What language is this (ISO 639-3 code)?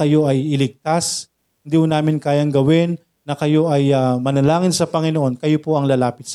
fil